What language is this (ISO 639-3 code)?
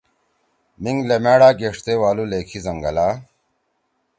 trw